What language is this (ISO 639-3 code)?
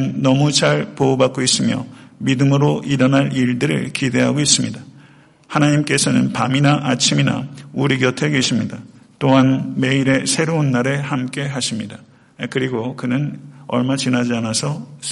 kor